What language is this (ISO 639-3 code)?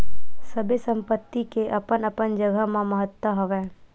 hne